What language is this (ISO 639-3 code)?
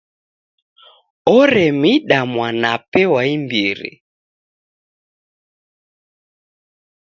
dav